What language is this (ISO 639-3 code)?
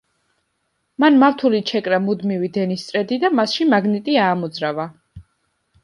kat